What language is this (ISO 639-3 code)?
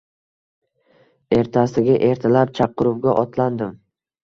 uzb